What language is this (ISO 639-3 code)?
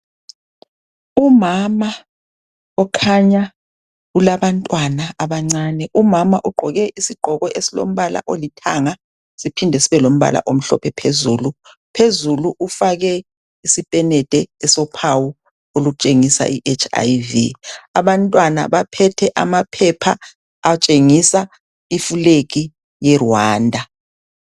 nde